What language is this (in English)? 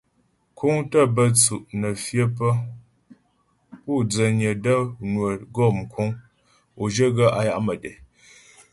Ghomala